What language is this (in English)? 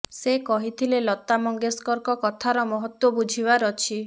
Odia